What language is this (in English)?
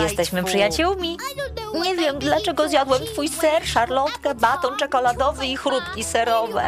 Polish